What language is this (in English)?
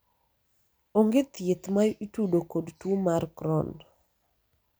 Luo (Kenya and Tanzania)